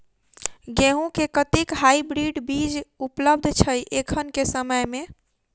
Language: Maithili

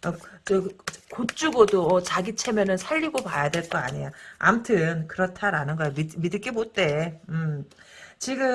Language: Korean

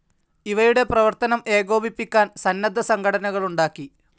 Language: Malayalam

